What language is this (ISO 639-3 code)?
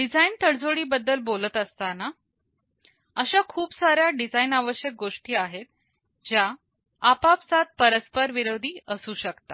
mar